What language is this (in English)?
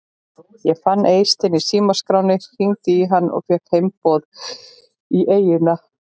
Icelandic